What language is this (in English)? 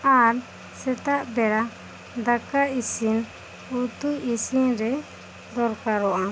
Santali